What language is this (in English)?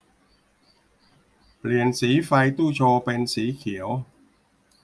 Thai